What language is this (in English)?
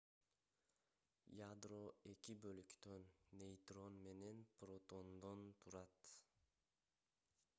Kyrgyz